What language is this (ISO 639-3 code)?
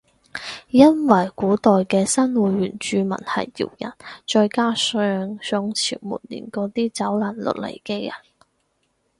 yue